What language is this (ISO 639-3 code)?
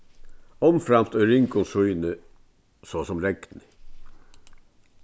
fao